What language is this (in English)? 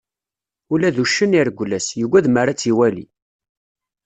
Kabyle